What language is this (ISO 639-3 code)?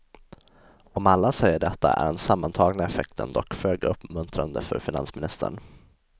swe